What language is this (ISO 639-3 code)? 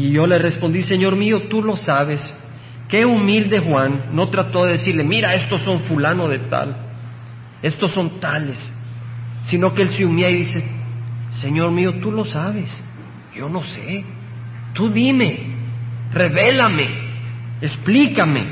spa